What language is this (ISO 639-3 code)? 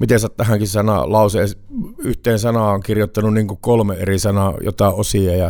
fin